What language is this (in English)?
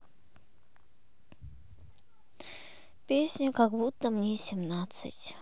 Russian